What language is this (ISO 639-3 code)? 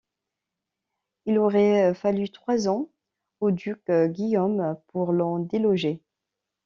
fra